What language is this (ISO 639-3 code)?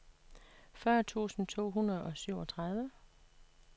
dan